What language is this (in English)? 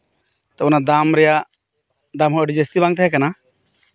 Santali